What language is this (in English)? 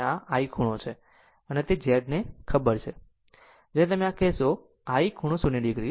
Gujarati